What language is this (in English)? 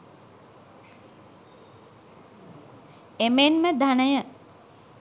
Sinhala